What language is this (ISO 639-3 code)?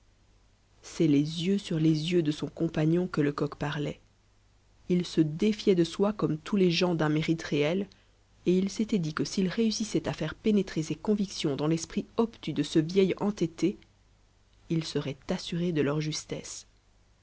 fra